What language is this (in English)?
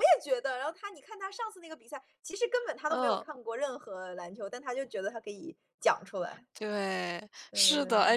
Chinese